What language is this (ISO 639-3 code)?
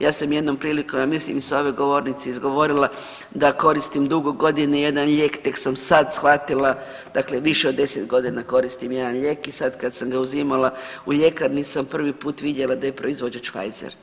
hrv